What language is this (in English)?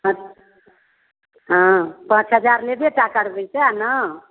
Maithili